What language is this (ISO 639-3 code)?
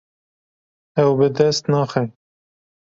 kur